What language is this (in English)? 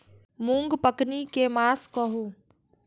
Maithili